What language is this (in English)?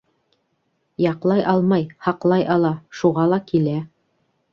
Bashkir